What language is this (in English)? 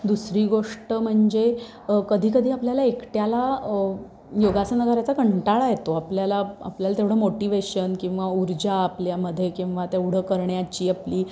Marathi